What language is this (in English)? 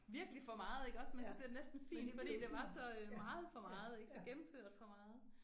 Danish